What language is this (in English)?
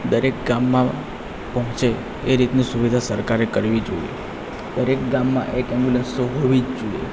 Gujarati